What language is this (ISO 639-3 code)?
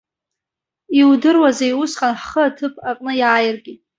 abk